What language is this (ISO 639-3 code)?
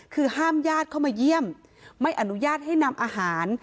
tha